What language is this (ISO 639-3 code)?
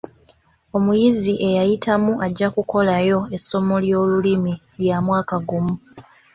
lug